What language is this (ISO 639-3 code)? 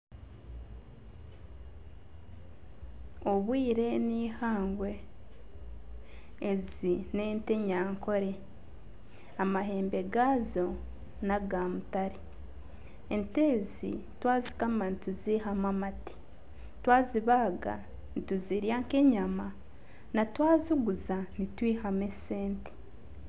nyn